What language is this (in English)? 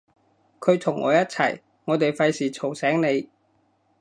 Cantonese